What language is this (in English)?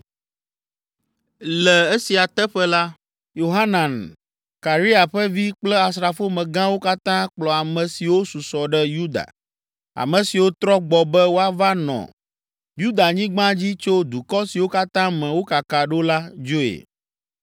Ewe